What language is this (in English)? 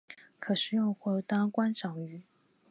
Chinese